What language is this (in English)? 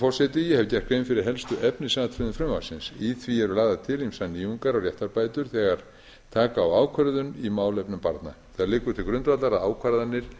Icelandic